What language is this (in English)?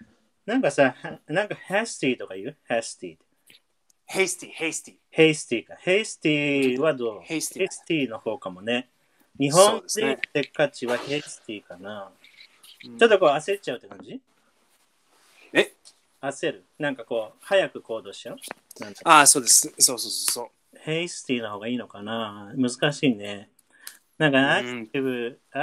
Japanese